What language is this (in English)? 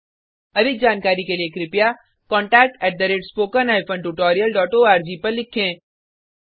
Hindi